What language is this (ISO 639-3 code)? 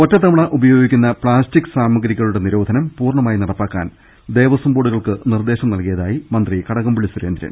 mal